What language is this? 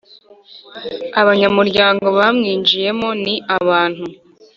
Kinyarwanda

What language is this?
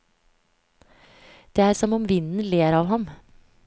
Norwegian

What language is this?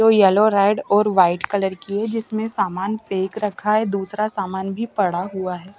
Hindi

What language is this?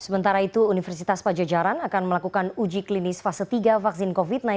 Indonesian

